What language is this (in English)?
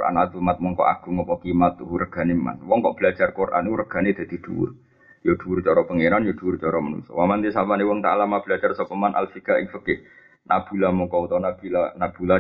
Malay